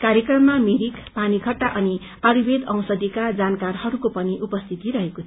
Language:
Nepali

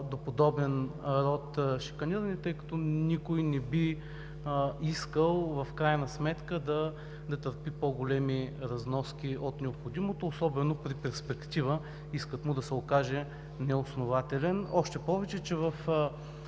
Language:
Bulgarian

